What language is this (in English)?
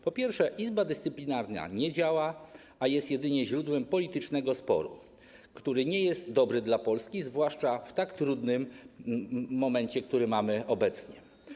Polish